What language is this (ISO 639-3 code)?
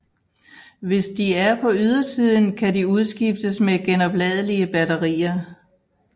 dan